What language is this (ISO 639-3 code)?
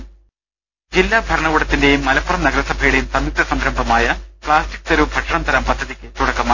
mal